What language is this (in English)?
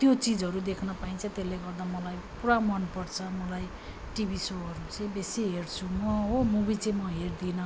Nepali